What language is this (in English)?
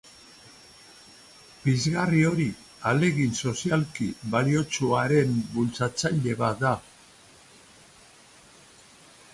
Basque